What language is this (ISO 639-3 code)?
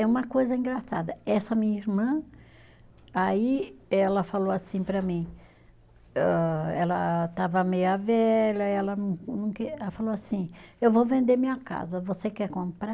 por